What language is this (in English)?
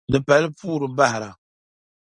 Dagbani